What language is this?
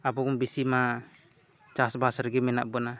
Santali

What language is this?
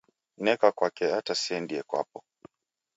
Taita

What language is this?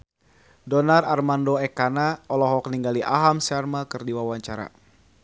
Sundanese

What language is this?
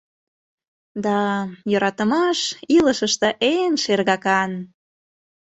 Mari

